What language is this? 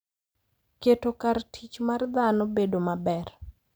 Luo (Kenya and Tanzania)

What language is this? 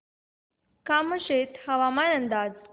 Marathi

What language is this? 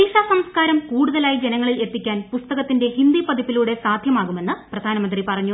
Malayalam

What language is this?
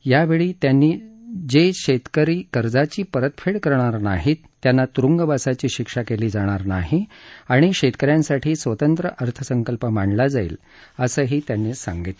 Marathi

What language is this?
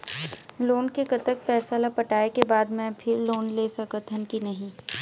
Chhattisgarhi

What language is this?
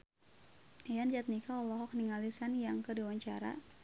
Sundanese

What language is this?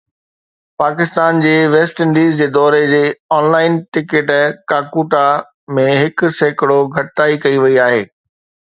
Sindhi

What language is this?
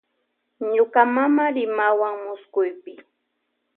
Loja Highland Quichua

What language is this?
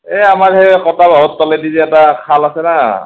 Assamese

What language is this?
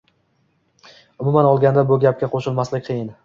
Uzbek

